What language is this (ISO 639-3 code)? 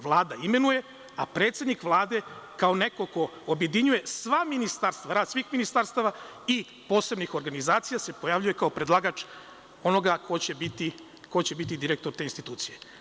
srp